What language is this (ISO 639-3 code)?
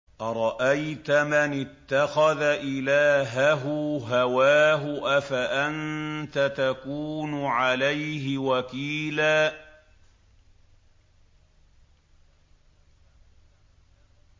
ara